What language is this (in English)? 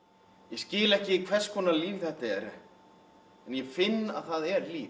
Icelandic